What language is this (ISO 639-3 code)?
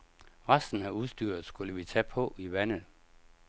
dan